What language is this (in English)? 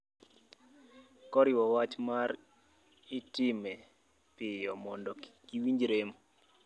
Luo (Kenya and Tanzania)